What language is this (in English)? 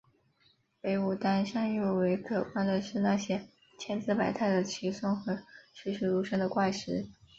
Chinese